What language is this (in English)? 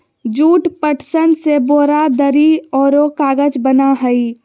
Magahi